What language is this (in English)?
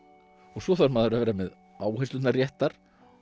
Icelandic